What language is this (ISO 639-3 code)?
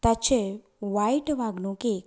kok